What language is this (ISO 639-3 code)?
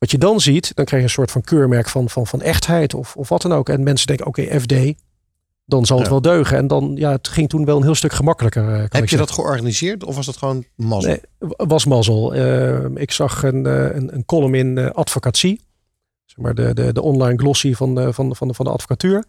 nld